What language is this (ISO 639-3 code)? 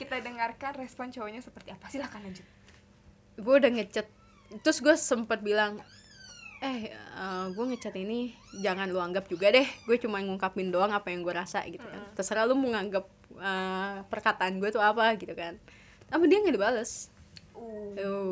ind